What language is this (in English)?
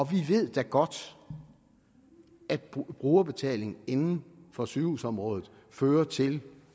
Danish